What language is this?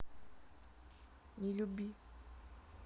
Russian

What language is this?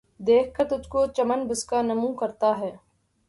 Urdu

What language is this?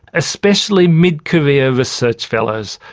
English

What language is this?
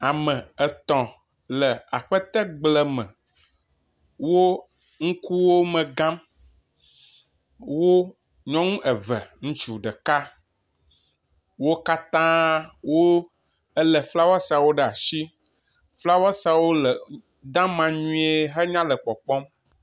Ewe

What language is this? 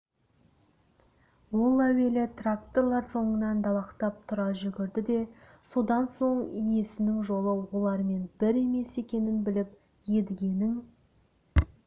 Kazakh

